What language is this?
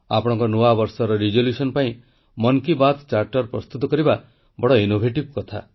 Odia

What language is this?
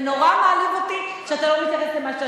Hebrew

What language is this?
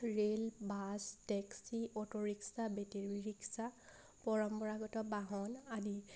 Assamese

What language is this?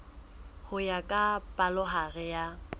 Southern Sotho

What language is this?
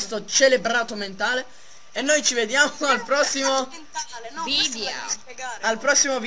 Italian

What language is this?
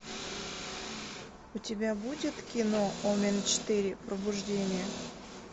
Russian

